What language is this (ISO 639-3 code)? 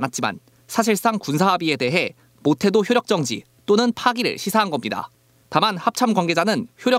kor